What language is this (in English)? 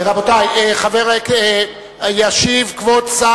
Hebrew